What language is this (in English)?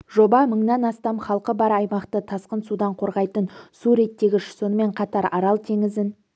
Kazakh